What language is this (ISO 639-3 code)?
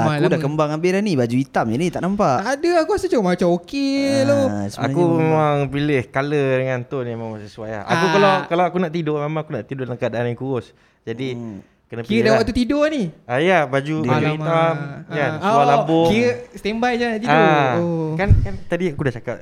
msa